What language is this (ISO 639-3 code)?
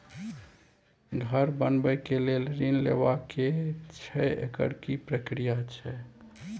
mai